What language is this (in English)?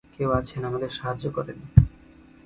Bangla